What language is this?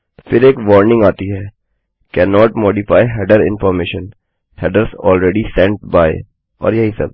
Hindi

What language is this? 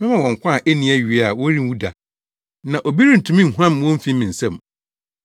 Akan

